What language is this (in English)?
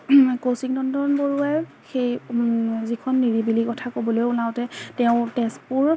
Assamese